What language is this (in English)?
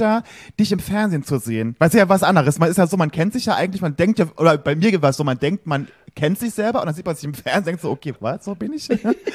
German